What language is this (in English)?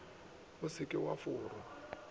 Northern Sotho